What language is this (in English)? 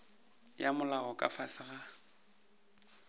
Northern Sotho